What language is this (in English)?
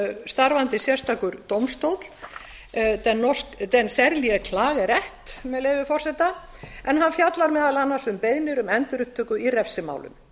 Icelandic